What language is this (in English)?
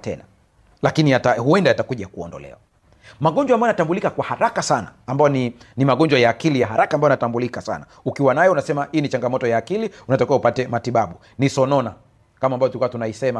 Swahili